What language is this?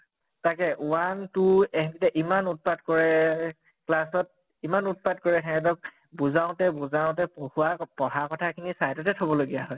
Assamese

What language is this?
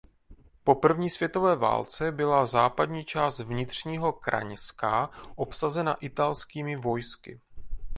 Czech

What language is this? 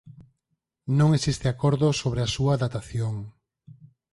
Galician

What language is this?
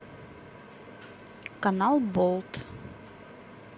Russian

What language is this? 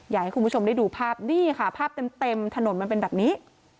Thai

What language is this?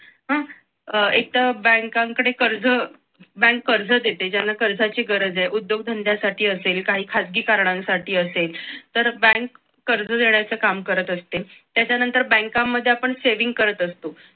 Marathi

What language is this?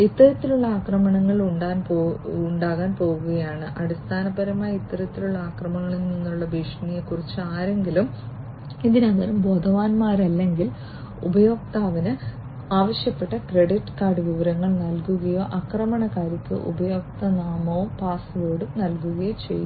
Malayalam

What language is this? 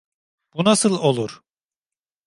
Turkish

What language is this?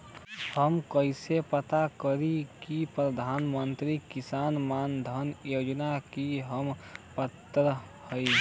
Bhojpuri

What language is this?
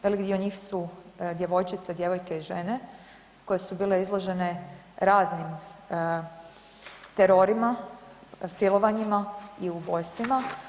Croatian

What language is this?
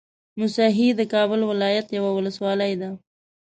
Pashto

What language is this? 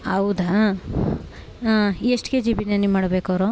Kannada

